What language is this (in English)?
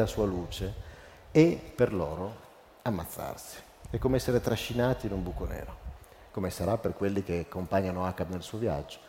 Italian